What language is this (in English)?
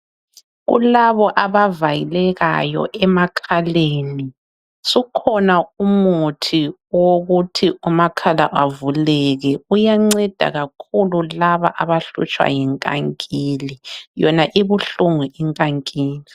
North Ndebele